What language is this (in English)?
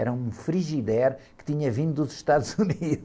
Portuguese